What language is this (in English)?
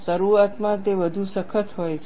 Gujarati